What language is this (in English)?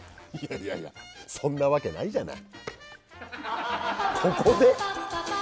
Japanese